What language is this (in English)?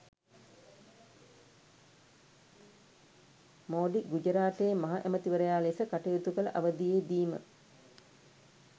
Sinhala